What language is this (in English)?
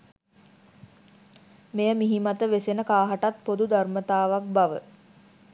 Sinhala